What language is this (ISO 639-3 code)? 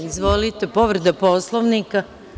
srp